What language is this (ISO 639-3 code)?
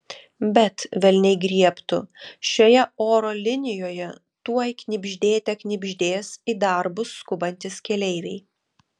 lit